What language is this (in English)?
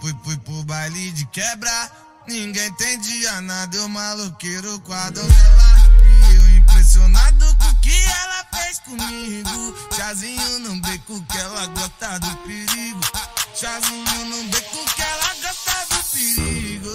Romanian